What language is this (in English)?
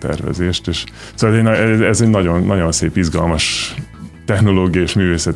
Hungarian